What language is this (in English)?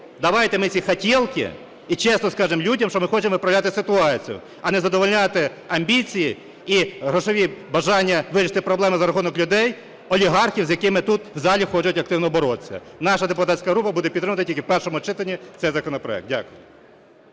Ukrainian